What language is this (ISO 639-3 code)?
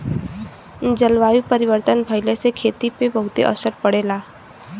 bho